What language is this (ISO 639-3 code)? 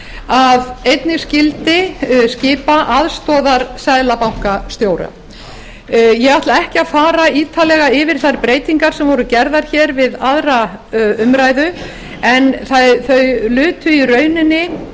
isl